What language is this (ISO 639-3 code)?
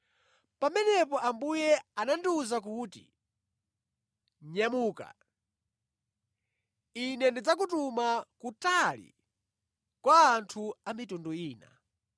nya